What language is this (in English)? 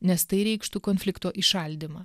Lithuanian